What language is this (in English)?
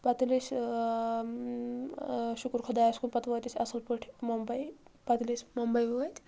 Kashmiri